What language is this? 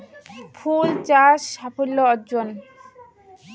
Bangla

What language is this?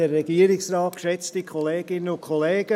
Swiss German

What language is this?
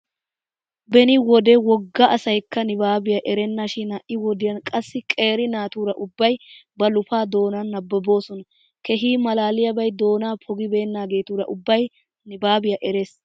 Wolaytta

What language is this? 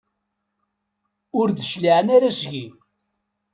Kabyle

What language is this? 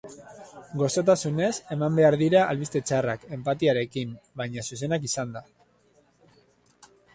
Basque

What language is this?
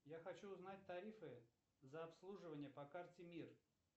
Russian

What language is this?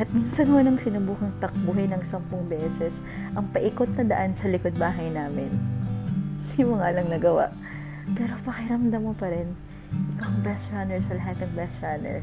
Filipino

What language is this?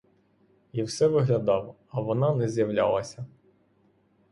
Ukrainian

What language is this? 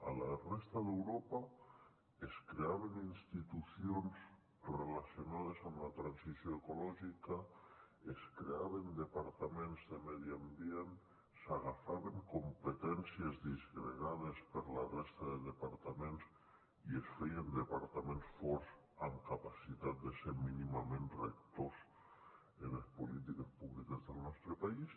Catalan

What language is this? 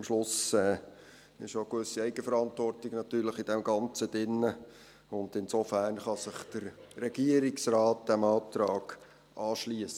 Swiss German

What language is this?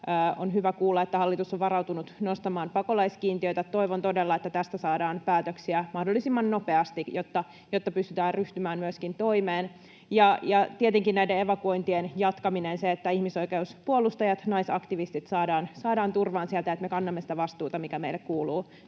Finnish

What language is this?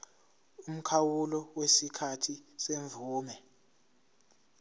Zulu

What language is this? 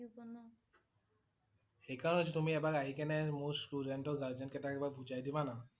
Assamese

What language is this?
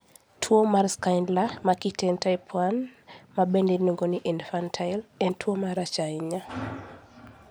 Luo (Kenya and Tanzania)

